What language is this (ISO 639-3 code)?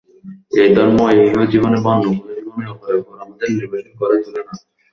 ben